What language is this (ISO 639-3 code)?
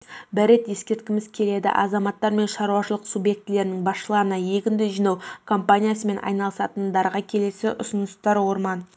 kaz